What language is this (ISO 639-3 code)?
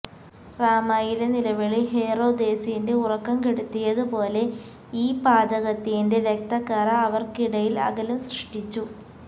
mal